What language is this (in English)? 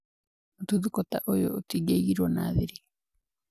Kikuyu